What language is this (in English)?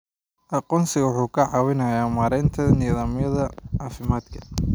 Somali